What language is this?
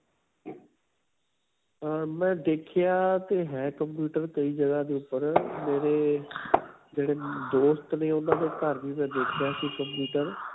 Punjabi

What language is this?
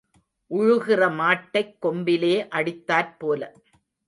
Tamil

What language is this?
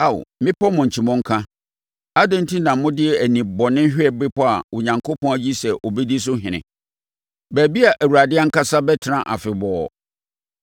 Akan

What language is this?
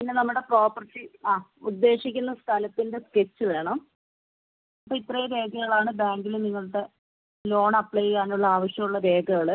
Malayalam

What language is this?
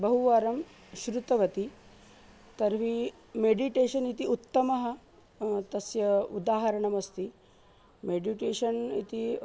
Sanskrit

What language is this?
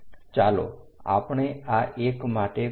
Gujarati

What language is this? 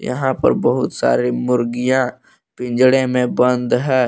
Hindi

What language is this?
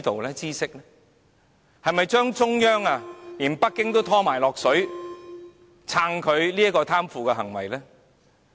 Cantonese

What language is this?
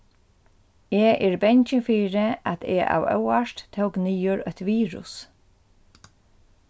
Faroese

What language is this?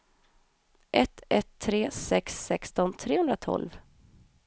Swedish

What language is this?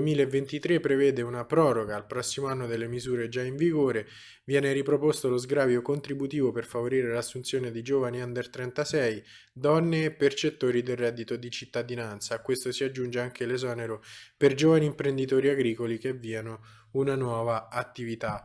Italian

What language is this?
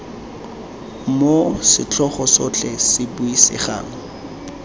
Tswana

